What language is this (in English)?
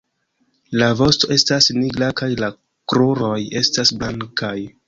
Esperanto